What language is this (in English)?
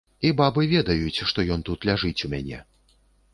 Belarusian